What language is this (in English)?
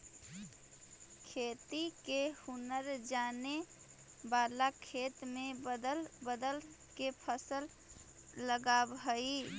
Magahi